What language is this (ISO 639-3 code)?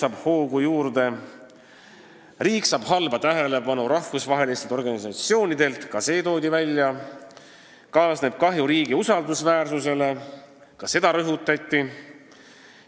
est